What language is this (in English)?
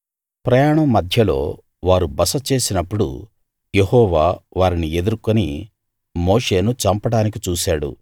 Telugu